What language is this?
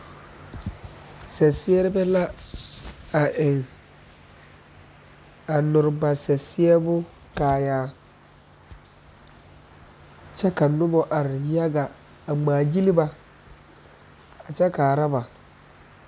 Southern Dagaare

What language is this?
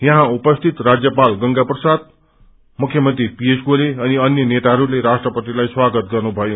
Nepali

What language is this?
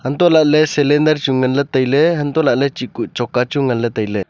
Wancho Naga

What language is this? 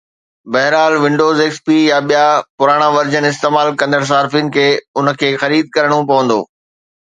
Sindhi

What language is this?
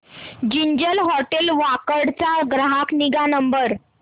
Marathi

